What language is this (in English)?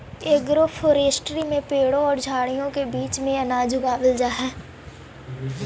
Magahi